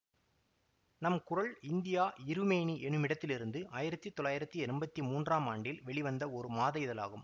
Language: Tamil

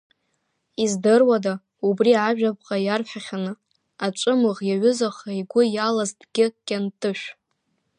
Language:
Abkhazian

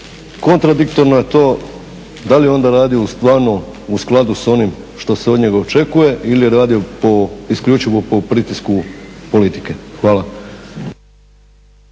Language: Croatian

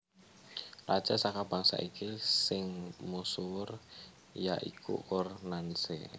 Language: Javanese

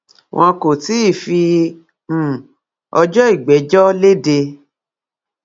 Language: Yoruba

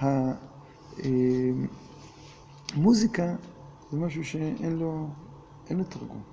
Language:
Hebrew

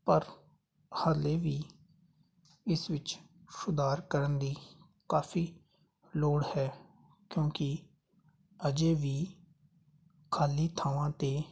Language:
Punjabi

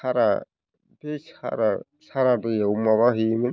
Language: Bodo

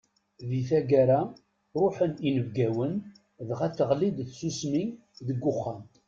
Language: Kabyle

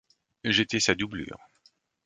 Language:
French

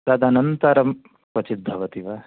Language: Sanskrit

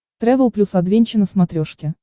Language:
Russian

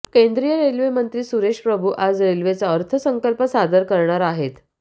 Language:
Marathi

